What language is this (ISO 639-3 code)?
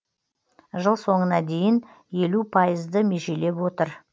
kaz